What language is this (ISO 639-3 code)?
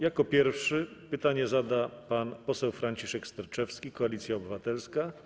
pol